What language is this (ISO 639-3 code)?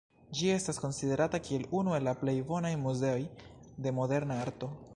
epo